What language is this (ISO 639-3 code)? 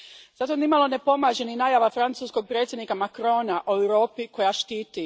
hrv